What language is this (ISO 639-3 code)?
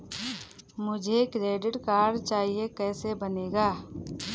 hin